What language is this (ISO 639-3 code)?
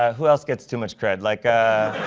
eng